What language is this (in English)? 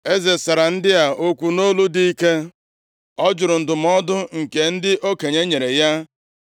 Igbo